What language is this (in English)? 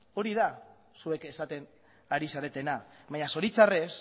Basque